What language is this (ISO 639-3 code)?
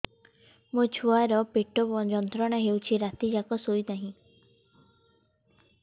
ori